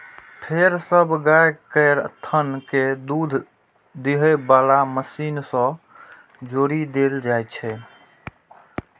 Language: Maithili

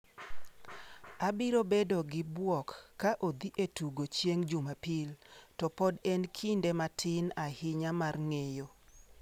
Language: Luo (Kenya and Tanzania)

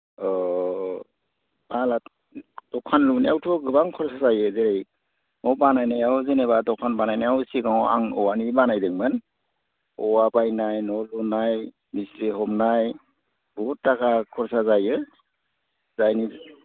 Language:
Bodo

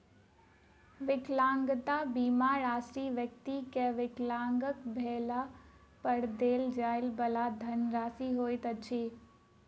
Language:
Maithili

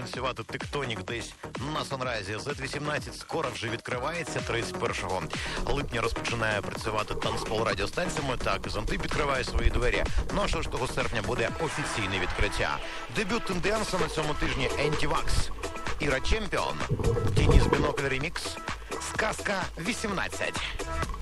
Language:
Russian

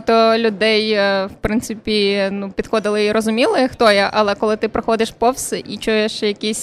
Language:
Ukrainian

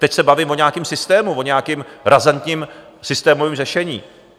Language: Czech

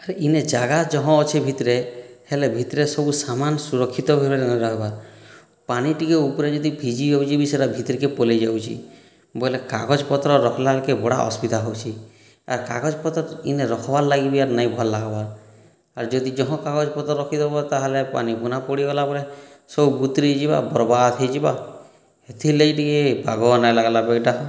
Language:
Odia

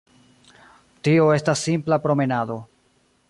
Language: Esperanto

